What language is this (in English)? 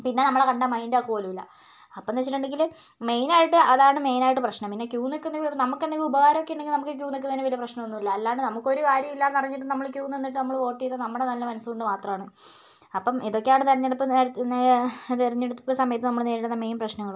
Malayalam